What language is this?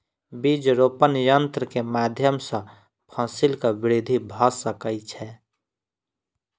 Maithili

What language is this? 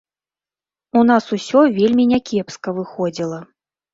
Belarusian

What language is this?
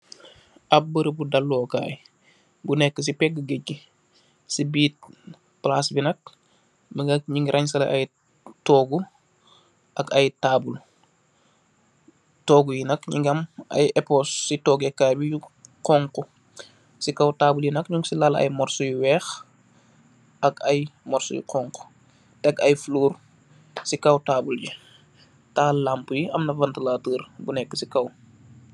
Wolof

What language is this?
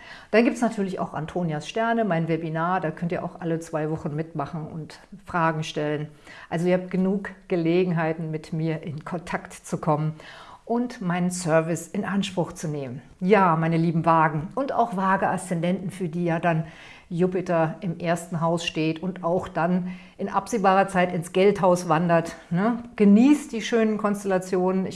German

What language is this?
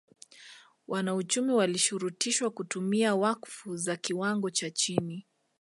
Swahili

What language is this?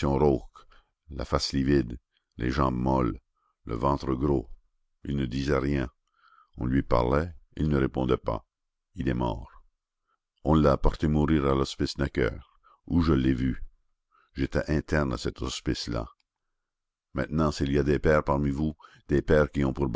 French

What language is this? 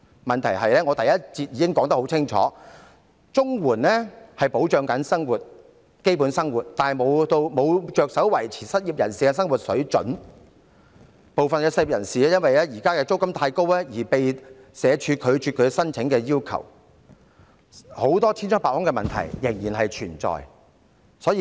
Cantonese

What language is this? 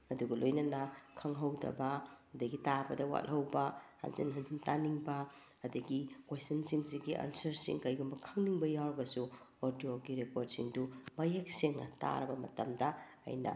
Manipuri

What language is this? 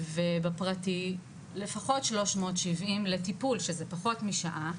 Hebrew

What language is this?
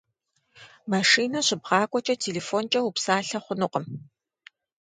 Kabardian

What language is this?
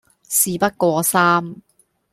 Cantonese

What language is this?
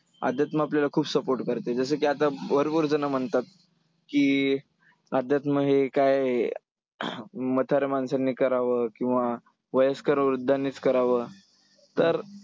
Marathi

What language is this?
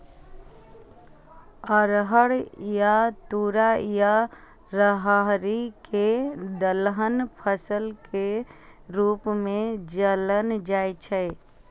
Maithili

